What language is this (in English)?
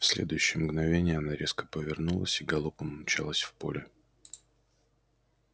Russian